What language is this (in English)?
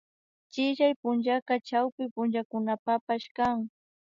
Imbabura Highland Quichua